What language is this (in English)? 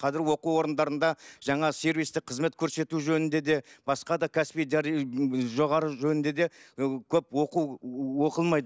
Kazakh